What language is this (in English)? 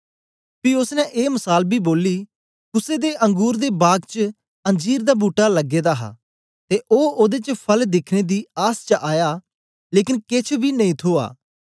Dogri